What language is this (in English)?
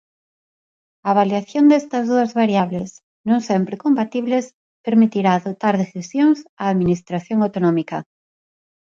Galician